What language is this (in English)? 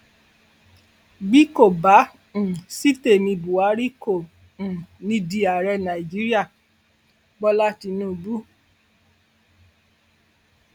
Yoruba